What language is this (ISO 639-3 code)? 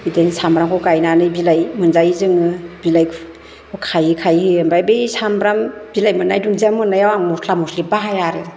brx